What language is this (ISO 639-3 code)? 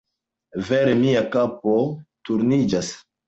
epo